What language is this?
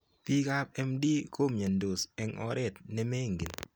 Kalenjin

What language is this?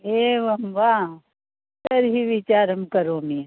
Sanskrit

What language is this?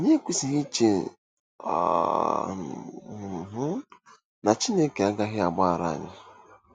Igbo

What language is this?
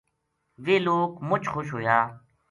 Gujari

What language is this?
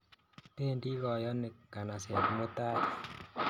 Kalenjin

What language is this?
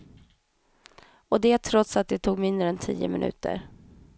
Swedish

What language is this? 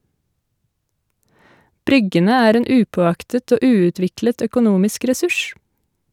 Norwegian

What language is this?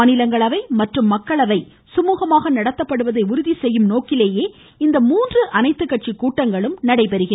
Tamil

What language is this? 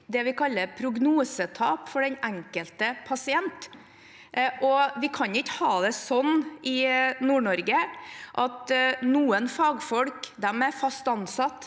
Norwegian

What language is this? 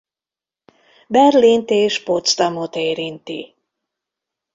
Hungarian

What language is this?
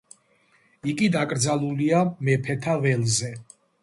Georgian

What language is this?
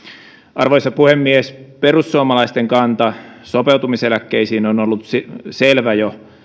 Finnish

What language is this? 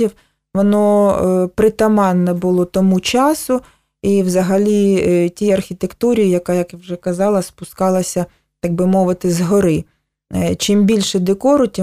Ukrainian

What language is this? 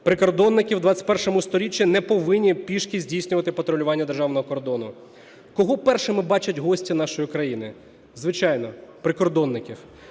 Ukrainian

